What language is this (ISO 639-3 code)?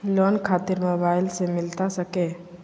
mag